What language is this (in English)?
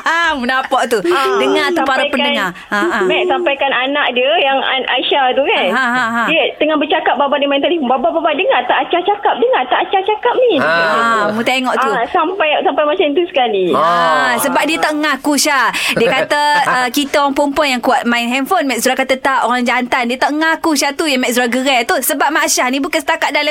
Malay